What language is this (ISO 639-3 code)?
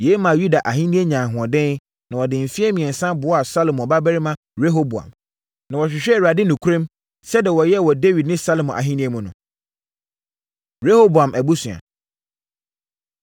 aka